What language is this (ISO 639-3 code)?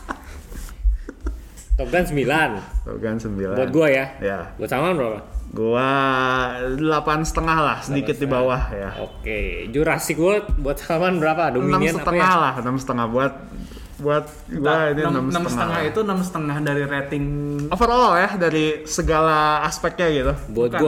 ind